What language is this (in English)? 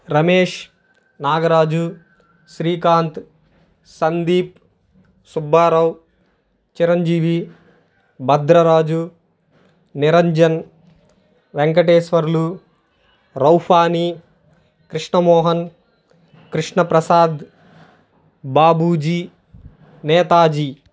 Telugu